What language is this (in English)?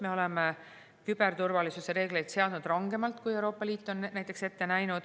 Estonian